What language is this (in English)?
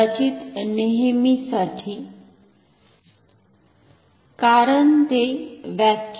Marathi